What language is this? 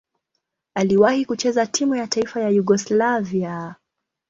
Swahili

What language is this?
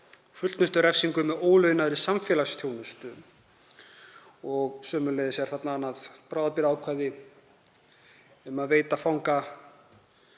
Icelandic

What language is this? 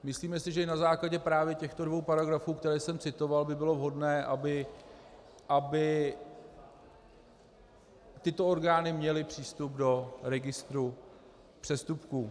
Czech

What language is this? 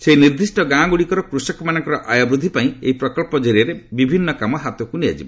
Odia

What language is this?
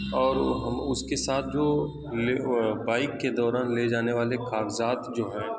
Urdu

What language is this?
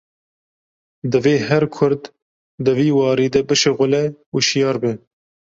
Kurdish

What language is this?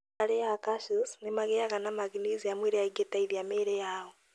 Kikuyu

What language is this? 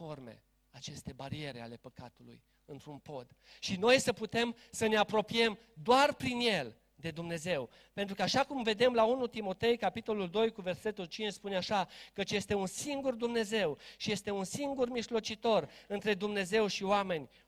Romanian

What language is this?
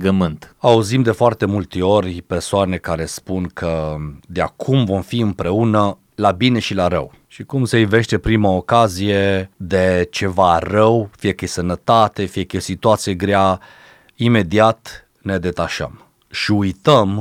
Romanian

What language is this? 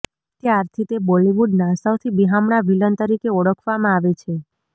Gujarati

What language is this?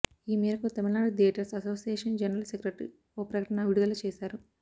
Telugu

